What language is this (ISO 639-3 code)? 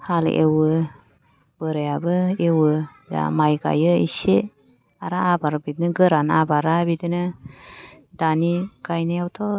brx